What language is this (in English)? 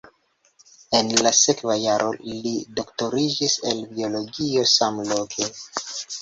Esperanto